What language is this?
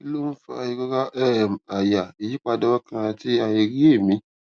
Yoruba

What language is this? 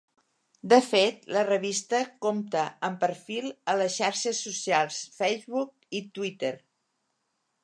Catalan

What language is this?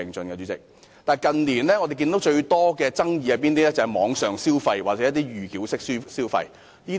Cantonese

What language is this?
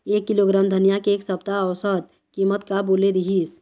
Chhattisgarhi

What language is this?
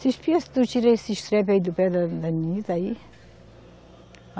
Portuguese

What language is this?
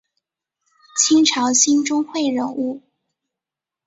Chinese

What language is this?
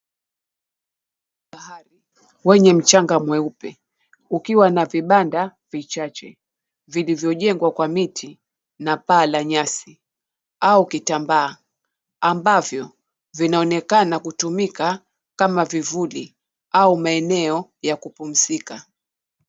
Swahili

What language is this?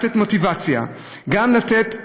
Hebrew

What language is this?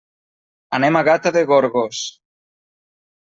Catalan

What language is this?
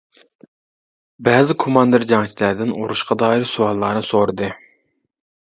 Uyghur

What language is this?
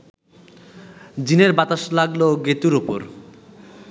Bangla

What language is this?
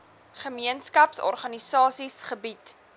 Afrikaans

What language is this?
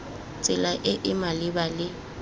Tswana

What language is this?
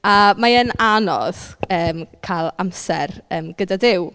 Welsh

